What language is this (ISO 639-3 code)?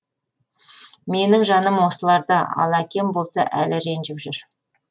kaz